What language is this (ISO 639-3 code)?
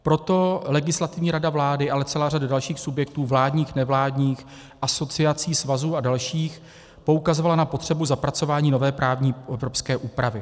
ces